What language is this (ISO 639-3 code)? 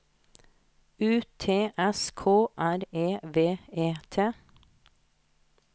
nor